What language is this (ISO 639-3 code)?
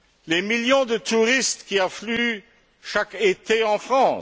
fra